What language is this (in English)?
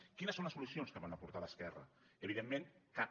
Catalan